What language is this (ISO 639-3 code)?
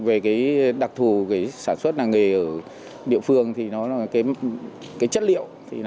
vie